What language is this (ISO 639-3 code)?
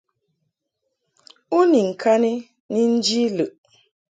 mhk